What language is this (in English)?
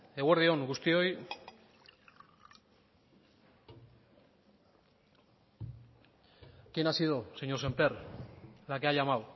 Spanish